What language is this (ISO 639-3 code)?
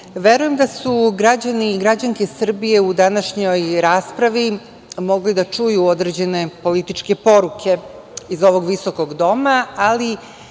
srp